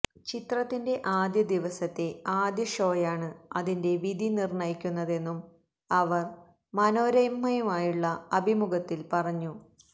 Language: Malayalam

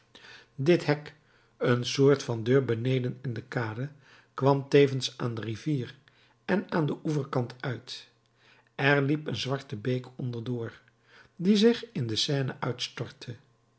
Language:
Dutch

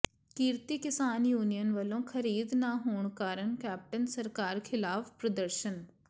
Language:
Punjabi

